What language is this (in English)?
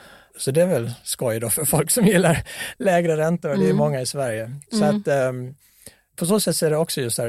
Swedish